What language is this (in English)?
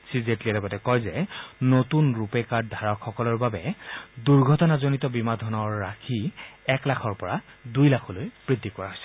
Assamese